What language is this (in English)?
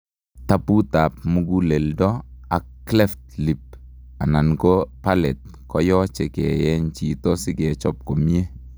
Kalenjin